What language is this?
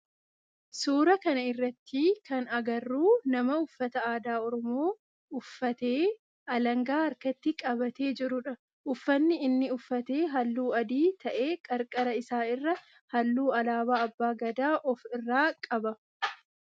Oromo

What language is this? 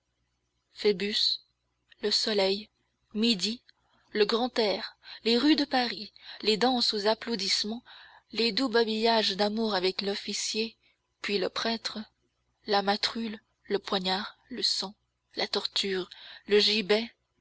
French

